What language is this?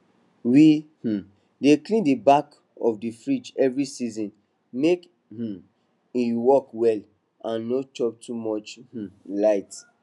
Nigerian Pidgin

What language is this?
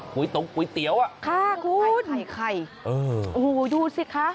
Thai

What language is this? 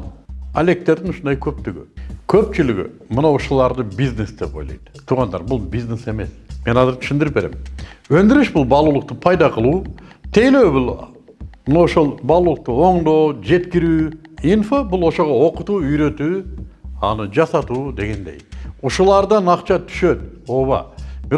Turkish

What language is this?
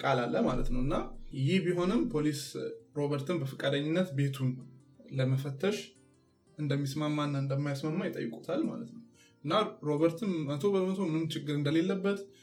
Amharic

